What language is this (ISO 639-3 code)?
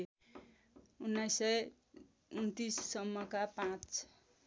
nep